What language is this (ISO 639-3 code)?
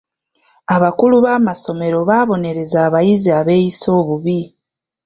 lug